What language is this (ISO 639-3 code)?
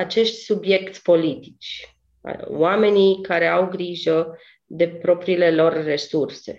ron